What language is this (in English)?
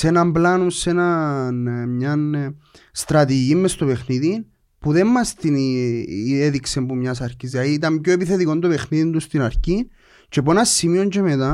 Greek